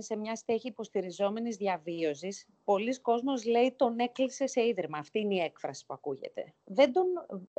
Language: Greek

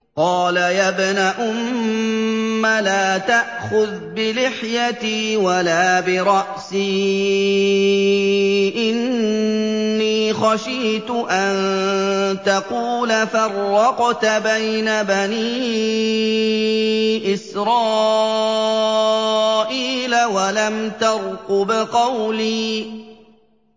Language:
Arabic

